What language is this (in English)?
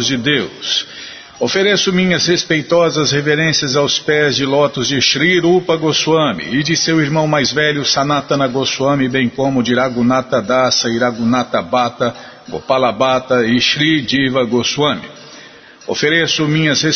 Portuguese